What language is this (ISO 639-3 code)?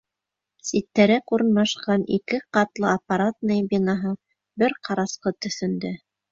bak